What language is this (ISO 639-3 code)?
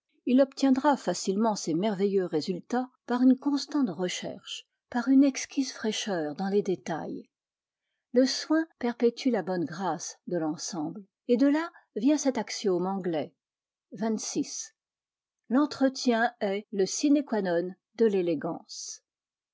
fra